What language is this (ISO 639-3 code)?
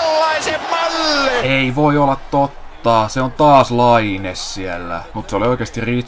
fin